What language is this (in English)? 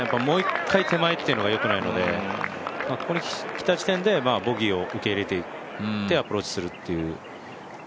Japanese